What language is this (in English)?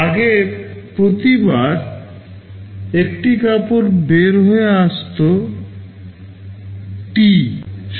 Bangla